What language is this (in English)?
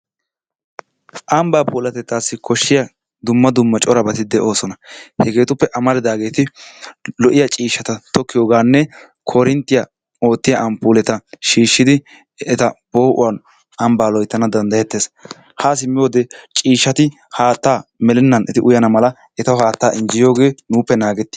Wolaytta